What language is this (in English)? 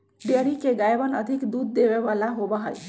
Magahi